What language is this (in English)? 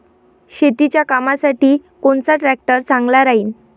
Marathi